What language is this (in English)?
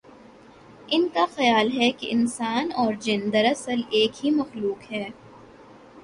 Urdu